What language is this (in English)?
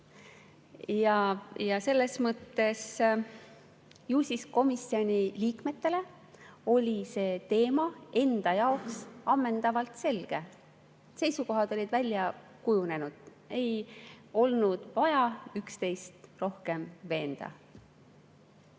Estonian